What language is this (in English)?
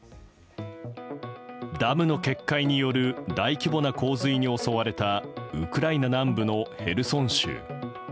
Japanese